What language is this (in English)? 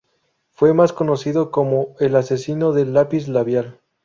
Spanish